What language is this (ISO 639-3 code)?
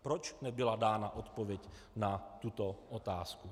ces